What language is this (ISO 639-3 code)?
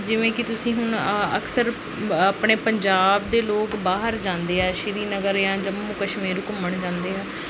pan